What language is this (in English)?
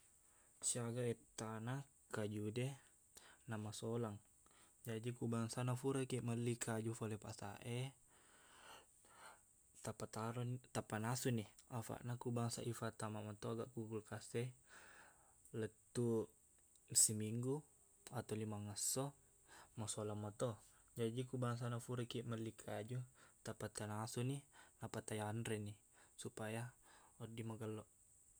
Buginese